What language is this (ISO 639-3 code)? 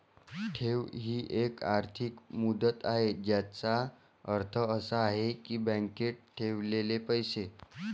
mar